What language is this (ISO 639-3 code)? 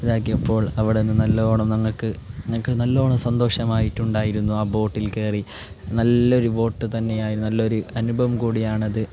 mal